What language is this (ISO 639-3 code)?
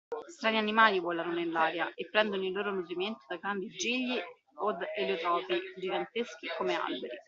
ita